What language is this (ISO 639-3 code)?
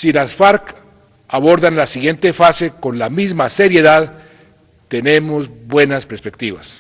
spa